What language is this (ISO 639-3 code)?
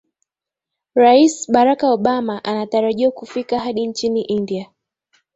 swa